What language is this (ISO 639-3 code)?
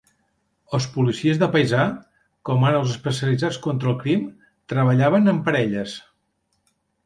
cat